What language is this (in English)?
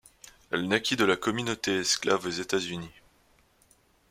French